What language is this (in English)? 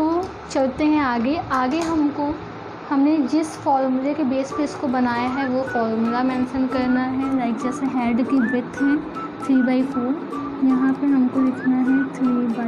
Hindi